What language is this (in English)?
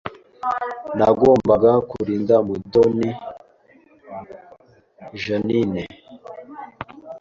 Kinyarwanda